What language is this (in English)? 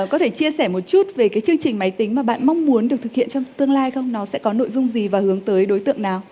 Vietnamese